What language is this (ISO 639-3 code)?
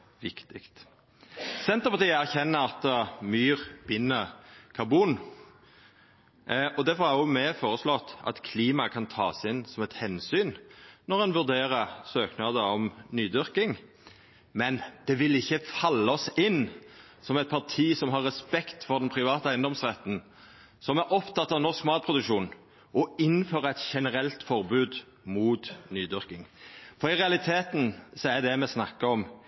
nno